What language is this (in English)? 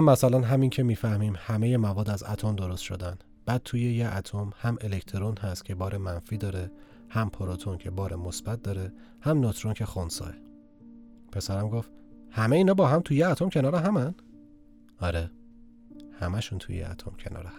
Persian